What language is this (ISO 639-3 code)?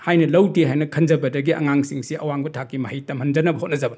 mni